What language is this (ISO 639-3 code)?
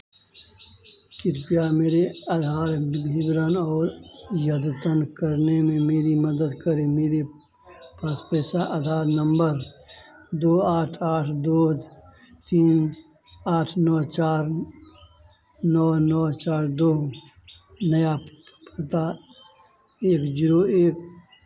hin